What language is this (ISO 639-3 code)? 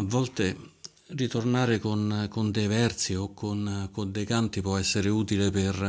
ita